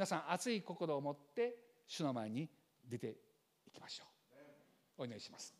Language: Japanese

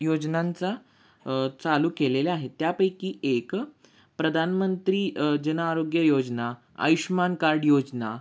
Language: Marathi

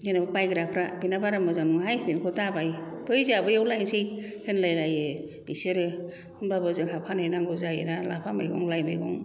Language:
Bodo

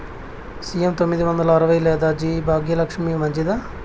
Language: Telugu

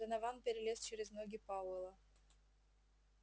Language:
Russian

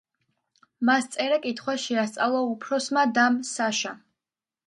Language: Georgian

